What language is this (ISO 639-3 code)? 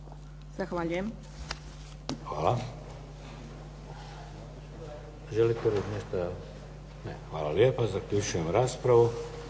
hrv